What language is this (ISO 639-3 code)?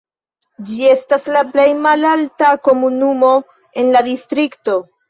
epo